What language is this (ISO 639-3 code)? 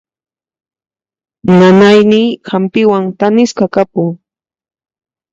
qxp